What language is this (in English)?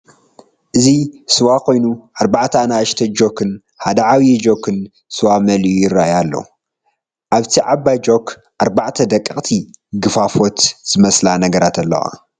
Tigrinya